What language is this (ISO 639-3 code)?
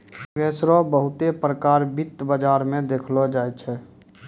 mai